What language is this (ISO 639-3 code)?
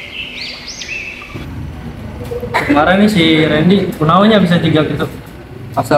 ind